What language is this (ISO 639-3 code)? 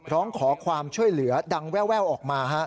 tha